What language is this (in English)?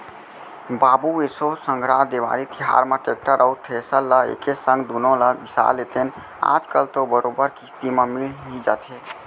Chhattisgarhi